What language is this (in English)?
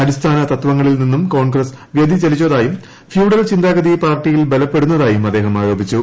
Malayalam